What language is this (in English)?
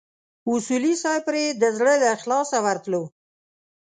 Pashto